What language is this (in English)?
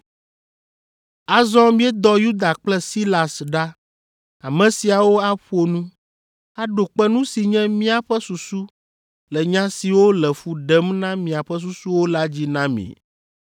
Ewe